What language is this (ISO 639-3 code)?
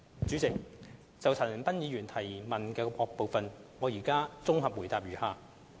yue